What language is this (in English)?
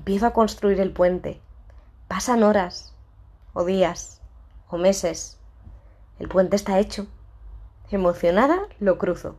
Spanish